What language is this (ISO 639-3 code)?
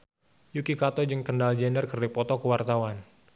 sun